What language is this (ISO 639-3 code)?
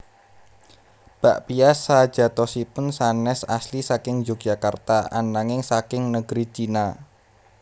jav